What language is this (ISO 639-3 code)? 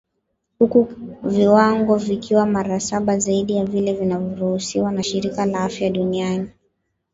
swa